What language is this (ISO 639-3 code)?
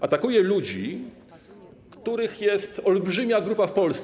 pol